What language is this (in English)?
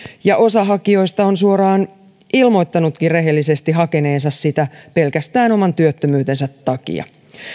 Finnish